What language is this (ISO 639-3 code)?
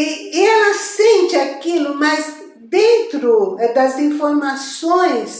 por